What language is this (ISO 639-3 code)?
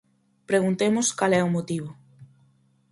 glg